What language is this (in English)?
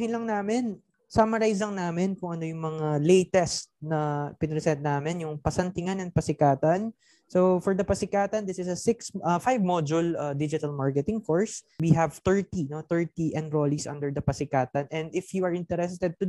Filipino